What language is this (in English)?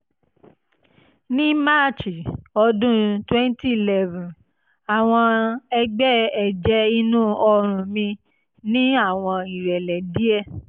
Yoruba